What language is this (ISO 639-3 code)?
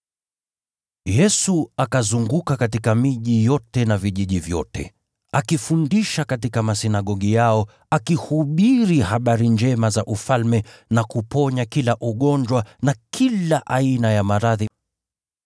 swa